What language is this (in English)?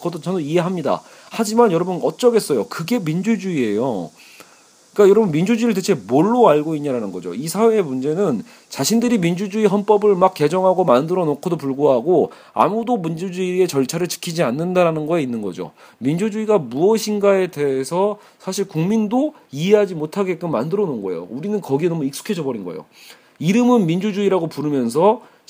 Korean